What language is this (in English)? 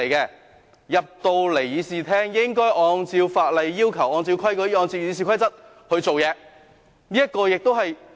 Cantonese